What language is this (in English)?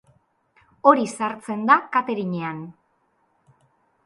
Basque